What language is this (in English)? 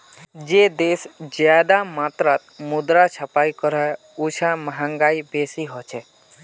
Magahi